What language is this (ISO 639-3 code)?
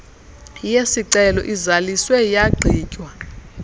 xho